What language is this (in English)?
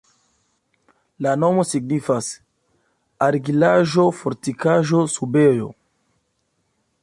Esperanto